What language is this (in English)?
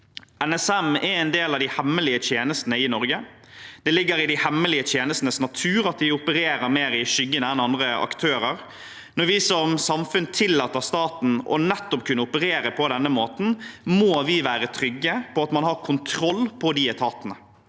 Norwegian